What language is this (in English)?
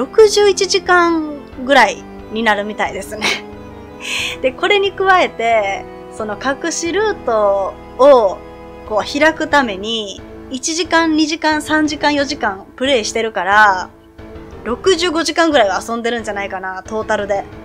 Japanese